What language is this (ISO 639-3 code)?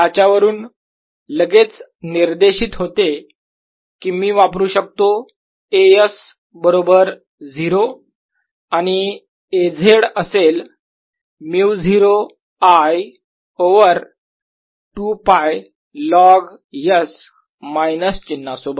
mar